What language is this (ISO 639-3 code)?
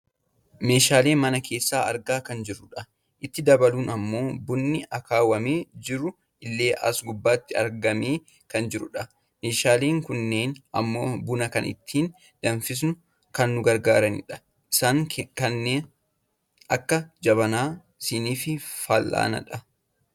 orm